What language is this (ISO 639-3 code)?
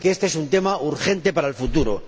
spa